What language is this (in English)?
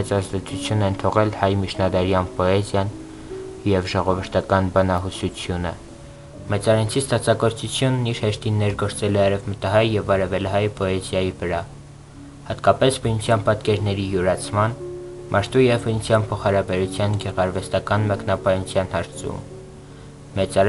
Romanian